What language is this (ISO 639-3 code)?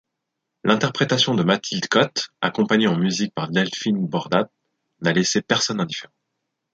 fra